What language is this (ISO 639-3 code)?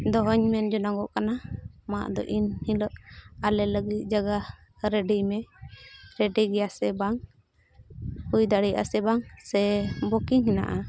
sat